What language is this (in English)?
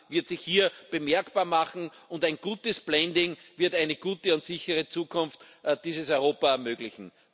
German